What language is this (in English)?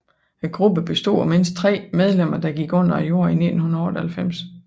Danish